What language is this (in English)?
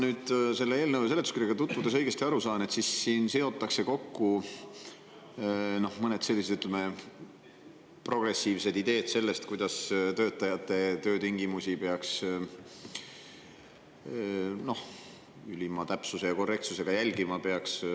Estonian